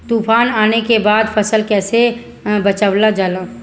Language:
Bhojpuri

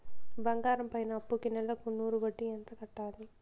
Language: Telugu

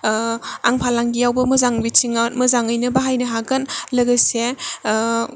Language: Bodo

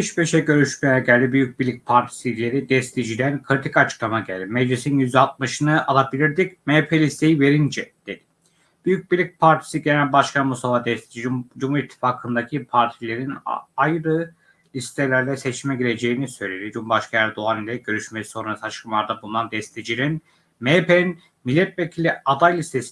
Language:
Turkish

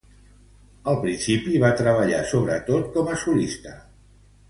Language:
Catalan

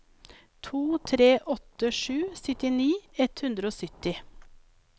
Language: Norwegian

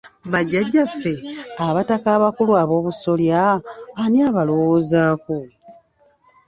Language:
Ganda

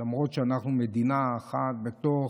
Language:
Hebrew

